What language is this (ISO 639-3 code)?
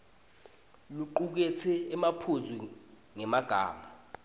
ssw